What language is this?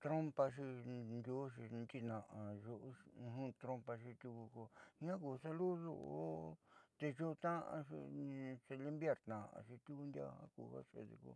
Southeastern Nochixtlán Mixtec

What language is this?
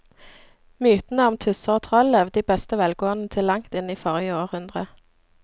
Norwegian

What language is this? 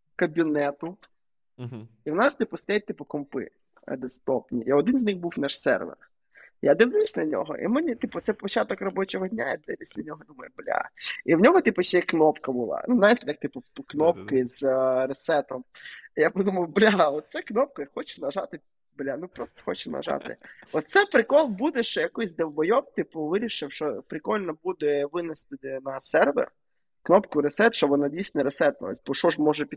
Ukrainian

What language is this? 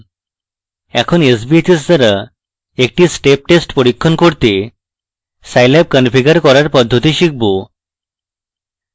Bangla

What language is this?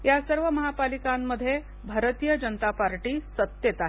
Marathi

